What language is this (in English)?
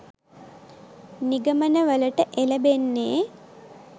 Sinhala